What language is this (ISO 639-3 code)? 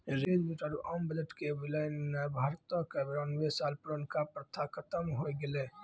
mai